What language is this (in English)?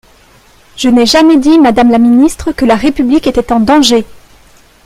French